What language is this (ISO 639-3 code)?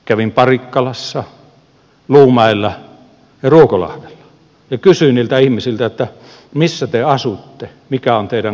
fin